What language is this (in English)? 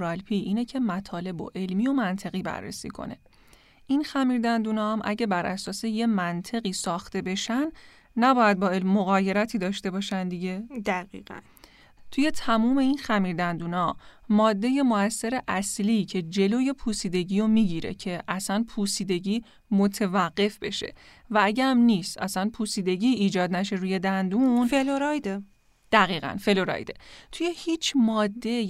Persian